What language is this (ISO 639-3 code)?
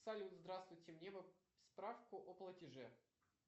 rus